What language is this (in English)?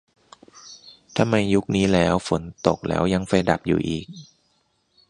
Thai